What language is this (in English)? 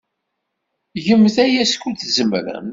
Kabyle